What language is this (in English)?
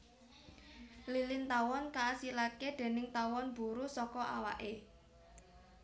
Javanese